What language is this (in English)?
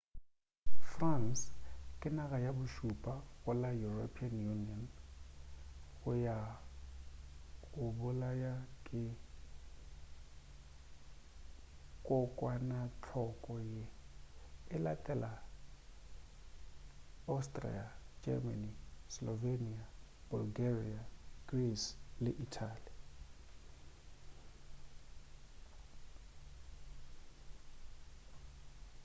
Northern Sotho